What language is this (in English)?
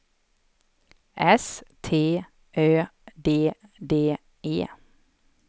Swedish